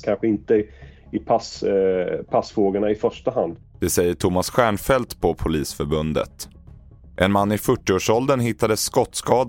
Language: Swedish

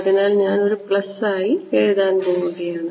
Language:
Malayalam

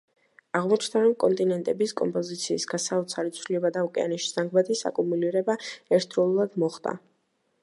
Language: Georgian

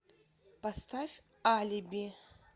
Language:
Russian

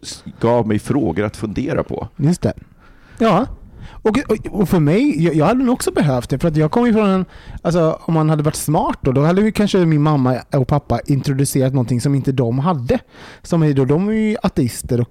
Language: Swedish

